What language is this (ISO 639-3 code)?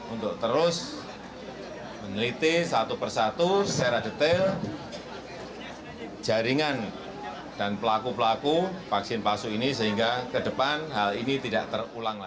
ind